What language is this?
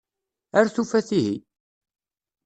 Kabyle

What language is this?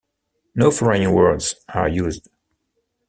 English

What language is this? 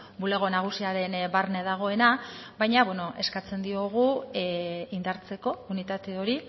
Basque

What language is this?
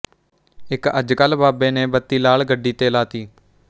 Punjabi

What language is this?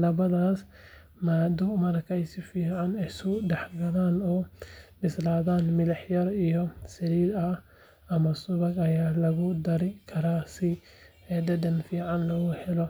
Somali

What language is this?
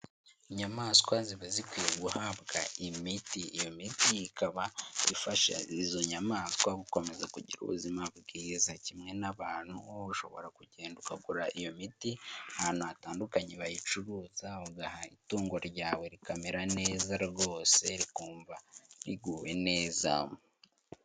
Kinyarwanda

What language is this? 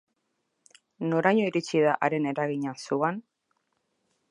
Basque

